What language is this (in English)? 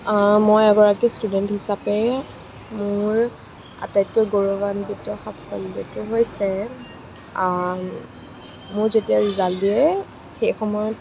Assamese